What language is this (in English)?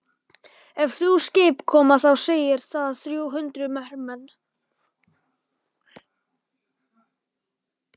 Icelandic